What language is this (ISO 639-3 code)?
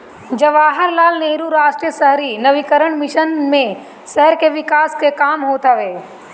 bho